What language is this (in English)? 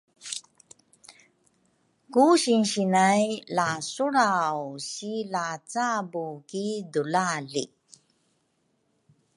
Rukai